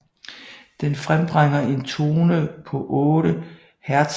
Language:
Danish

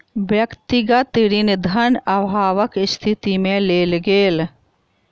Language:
Maithili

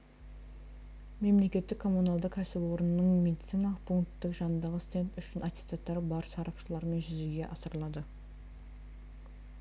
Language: Kazakh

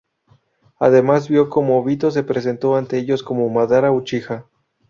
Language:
Spanish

